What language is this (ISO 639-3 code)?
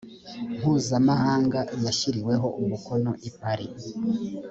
kin